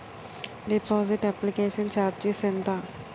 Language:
Telugu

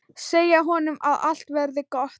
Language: Icelandic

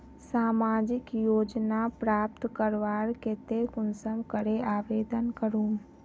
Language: Magahi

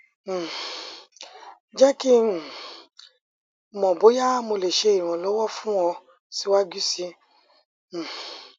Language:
Yoruba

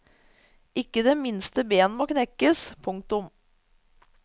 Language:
Norwegian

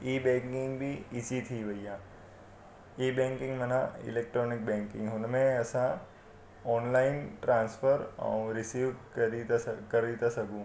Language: Sindhi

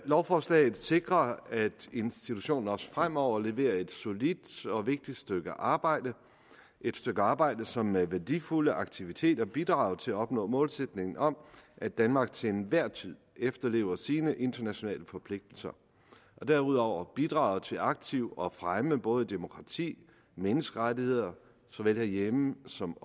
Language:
Danish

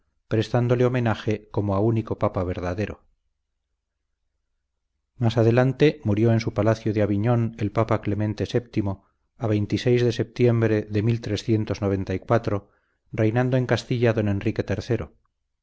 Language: Spanish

